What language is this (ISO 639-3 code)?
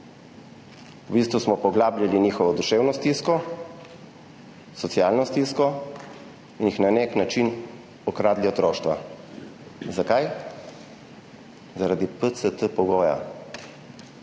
slv